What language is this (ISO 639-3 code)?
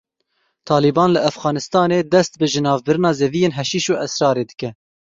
kur